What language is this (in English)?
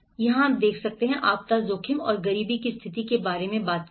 Hindi